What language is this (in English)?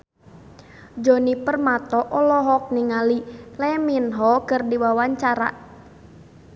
Sundanese